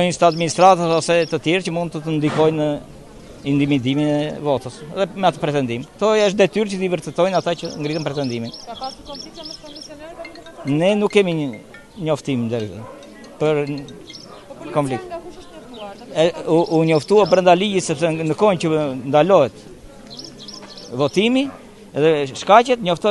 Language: Romanian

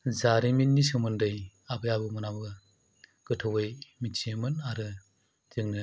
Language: Bodo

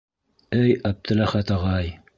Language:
Bashkir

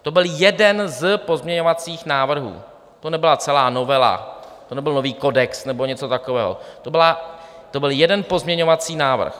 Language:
Czech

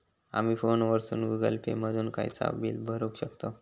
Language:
Marathi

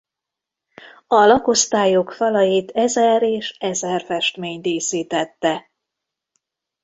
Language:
Hungarian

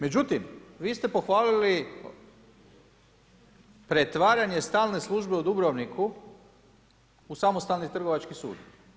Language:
Croatian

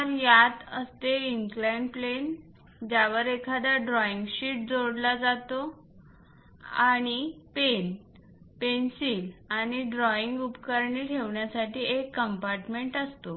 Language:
Marathi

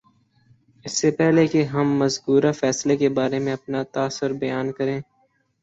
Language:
Urdu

